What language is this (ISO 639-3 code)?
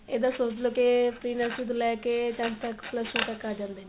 pan